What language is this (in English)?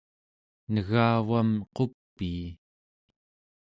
Central Yupik